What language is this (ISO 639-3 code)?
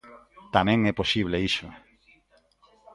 glg